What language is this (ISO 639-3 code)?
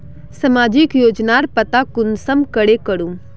mag